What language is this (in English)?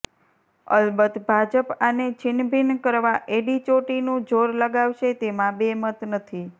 Gujarati